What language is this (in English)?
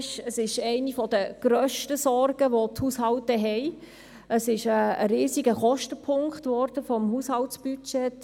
Swiss German